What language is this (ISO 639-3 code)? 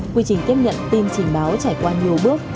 vie